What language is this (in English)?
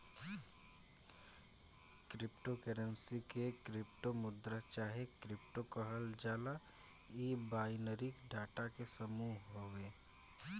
Bhojpuri